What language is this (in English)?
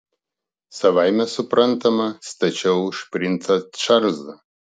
Lithuanian